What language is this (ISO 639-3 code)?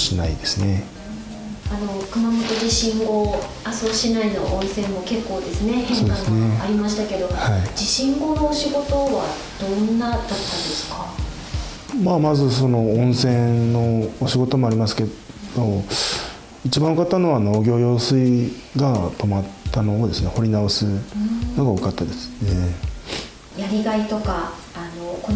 jpn